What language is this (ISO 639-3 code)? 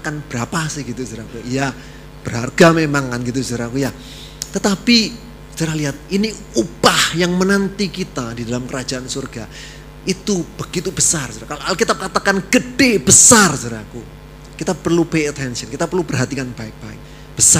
ind